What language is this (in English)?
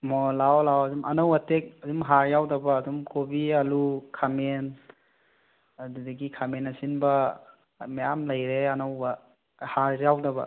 Manipuri